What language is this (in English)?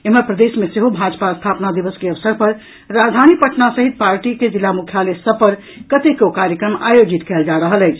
Maithili